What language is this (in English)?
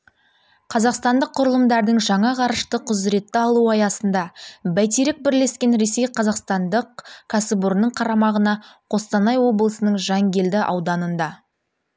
Kazakh